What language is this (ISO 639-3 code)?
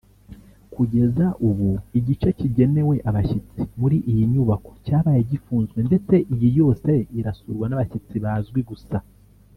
kin